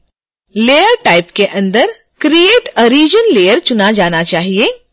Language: Hindi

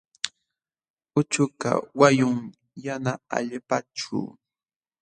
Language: Jauja Wanca Quechua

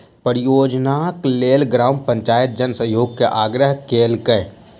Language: Maithili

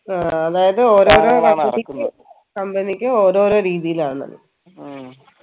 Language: Malayalam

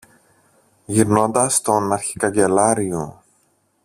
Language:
Greek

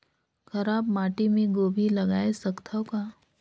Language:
Chhattisgarhi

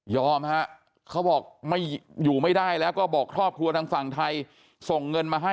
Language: Thai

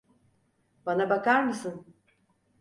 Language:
Turkish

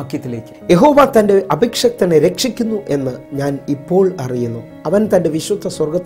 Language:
Hindi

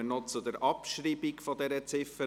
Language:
Swiss German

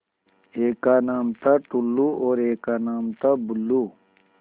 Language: Hindi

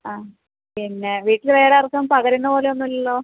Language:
Malayalam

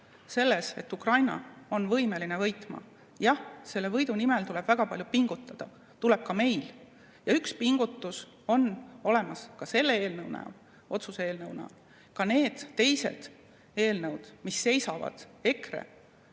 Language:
Estonian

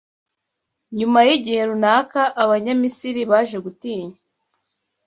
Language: Kinyarwanda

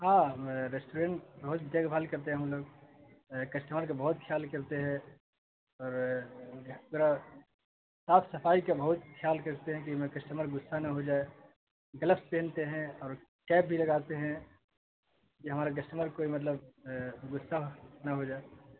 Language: Urdu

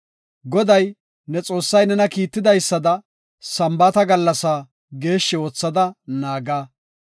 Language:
Gofa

